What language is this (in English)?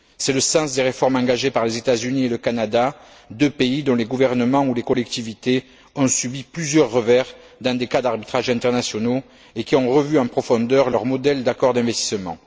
French